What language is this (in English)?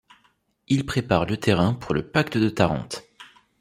French